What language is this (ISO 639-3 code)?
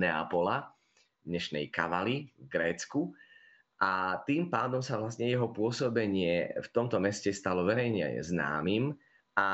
slk